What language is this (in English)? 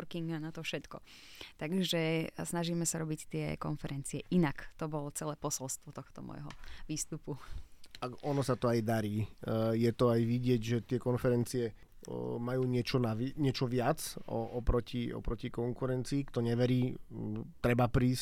Slovak